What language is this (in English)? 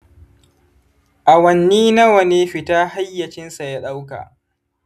Hausa